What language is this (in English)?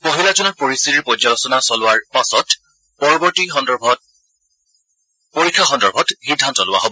Assamese